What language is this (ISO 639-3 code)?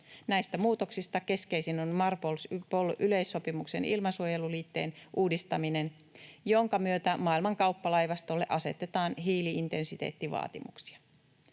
fin